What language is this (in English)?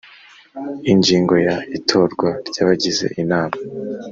Kinyarwanda